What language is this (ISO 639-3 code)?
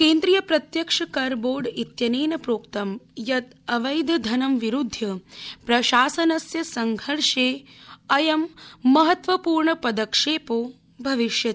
san